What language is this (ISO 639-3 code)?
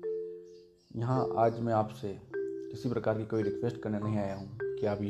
hin